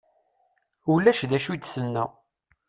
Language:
Kabyle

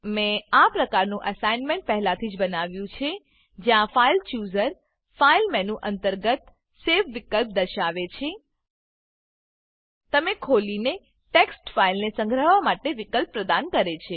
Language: Gujarati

